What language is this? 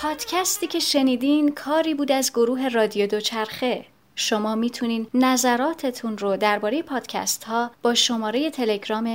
Persian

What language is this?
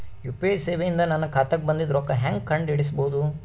Kannada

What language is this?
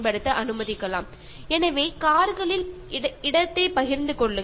Malayalam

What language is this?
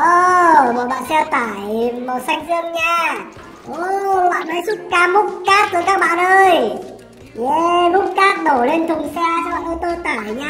Vietnamese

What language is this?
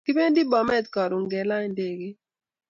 Kalenjin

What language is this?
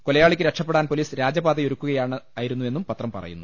Malayalam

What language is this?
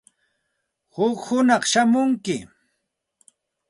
Santa Ana de Tusi Pasco Quechua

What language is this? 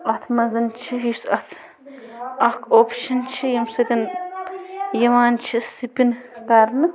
Kashmiri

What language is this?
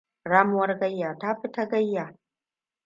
Hausa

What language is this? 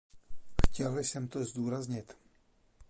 Czech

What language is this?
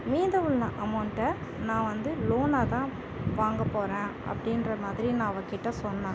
Tamil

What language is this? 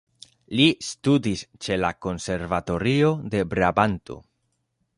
Esperanto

